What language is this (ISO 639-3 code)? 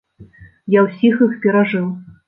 bel